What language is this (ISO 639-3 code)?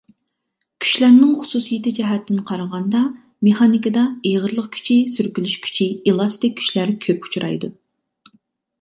uig